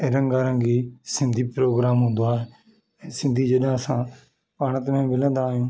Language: Sindhi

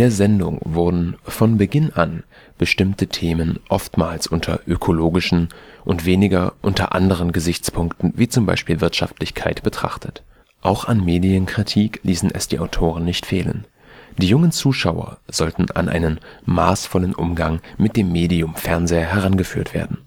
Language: German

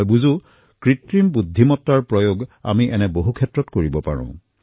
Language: Assamese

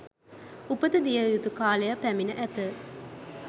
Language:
Sinhala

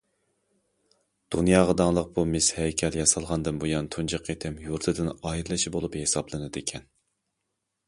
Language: Uyghur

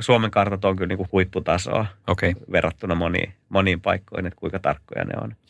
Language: Finnish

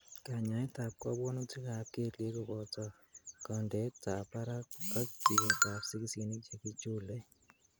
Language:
Kalenjin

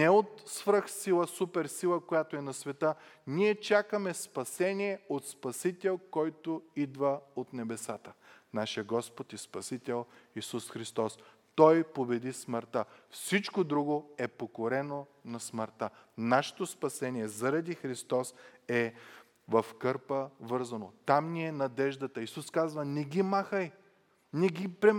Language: Bulgarian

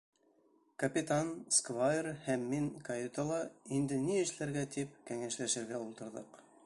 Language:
Bashkir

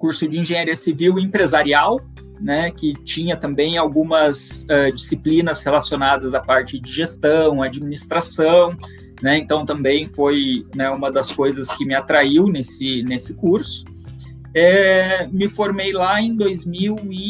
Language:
Portuguese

